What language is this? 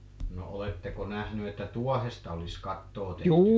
Finnish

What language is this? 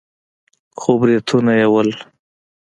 Pashto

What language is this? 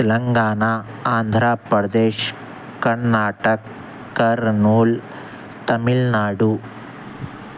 Urdu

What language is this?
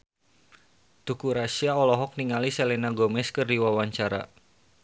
Sundanese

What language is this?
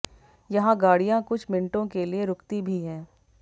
Hindi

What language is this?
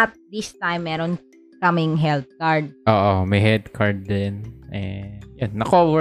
Filipino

